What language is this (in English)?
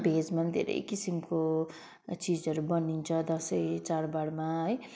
Nepali